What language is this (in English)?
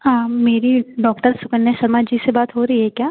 Hindi